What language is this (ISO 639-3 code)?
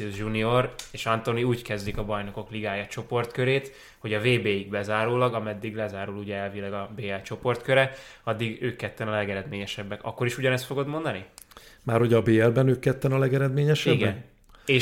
hun